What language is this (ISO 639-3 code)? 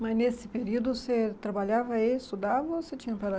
por